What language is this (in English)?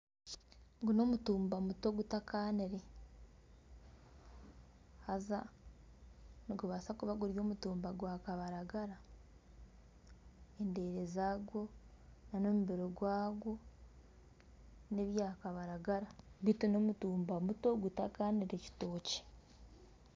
Nyankole